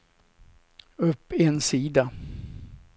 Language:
Swedish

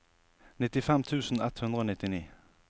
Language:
Norwegian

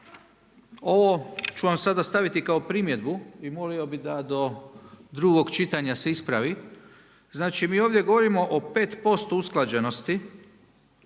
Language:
Croatian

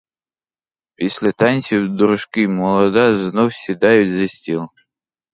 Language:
Ukrainian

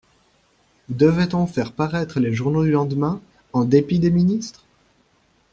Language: French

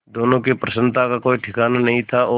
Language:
Hindi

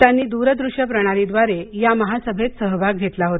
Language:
Marathi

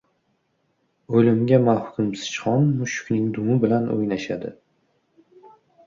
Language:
Uzbek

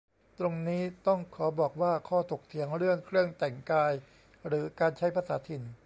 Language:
Thai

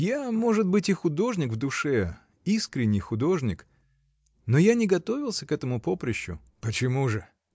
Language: Russian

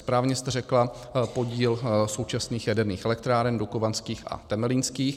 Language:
Czech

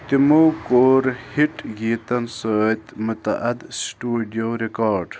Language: Kashmiri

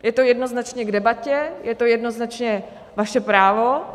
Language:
Czech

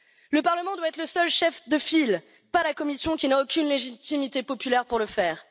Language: French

